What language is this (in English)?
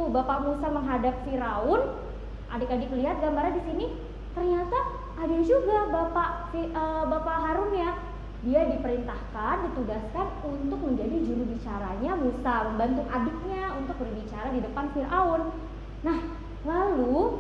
Indonesian